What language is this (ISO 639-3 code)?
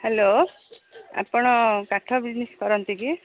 ori